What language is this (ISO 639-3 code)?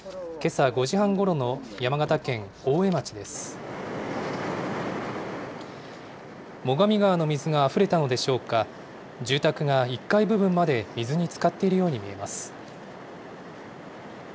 jpn